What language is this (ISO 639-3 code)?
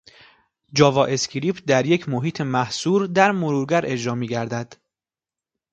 fas